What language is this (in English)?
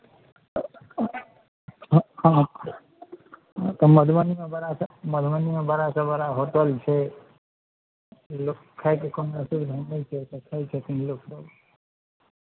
Maithili